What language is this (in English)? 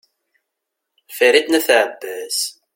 Kabyle